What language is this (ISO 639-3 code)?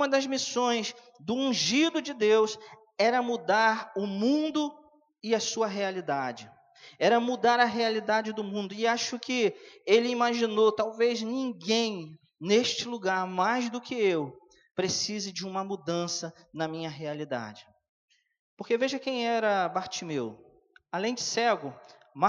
por